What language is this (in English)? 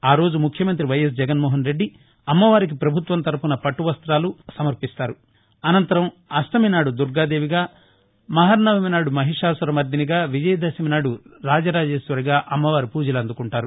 Telugu